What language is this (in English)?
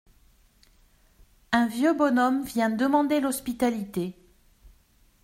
French